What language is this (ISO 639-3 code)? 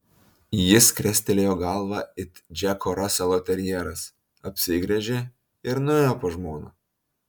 lit